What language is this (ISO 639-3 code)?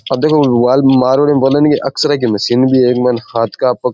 raj